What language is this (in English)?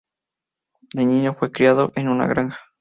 Spanish